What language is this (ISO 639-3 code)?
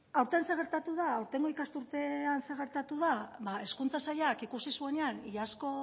eus